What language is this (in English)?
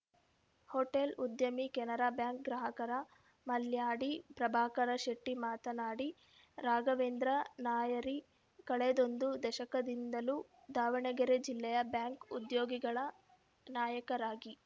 Kannada